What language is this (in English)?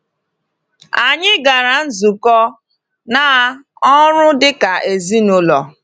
Igbo